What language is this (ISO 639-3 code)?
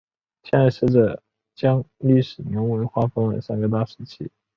zho